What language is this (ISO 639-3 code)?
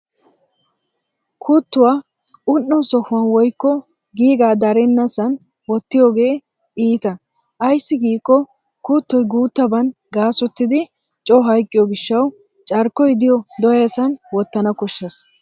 wal